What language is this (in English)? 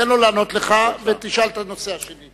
Hebrew